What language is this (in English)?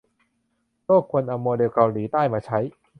Thai